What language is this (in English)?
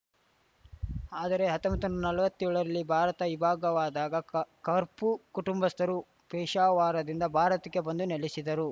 Kannada